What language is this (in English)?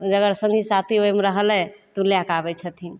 Maithili